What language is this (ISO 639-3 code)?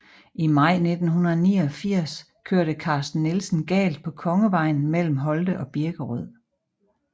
dan